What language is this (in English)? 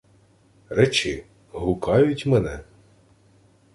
Ukrainian